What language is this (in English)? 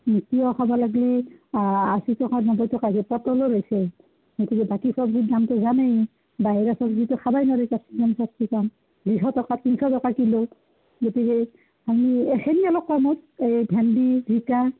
Assamese